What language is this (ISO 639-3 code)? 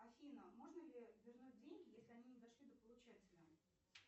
rus